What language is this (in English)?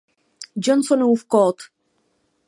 Czech